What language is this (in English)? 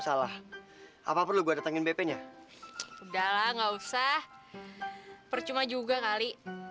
Indonesian